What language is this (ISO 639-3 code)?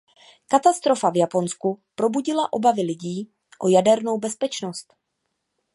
ces